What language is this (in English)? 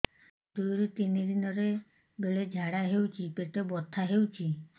Odia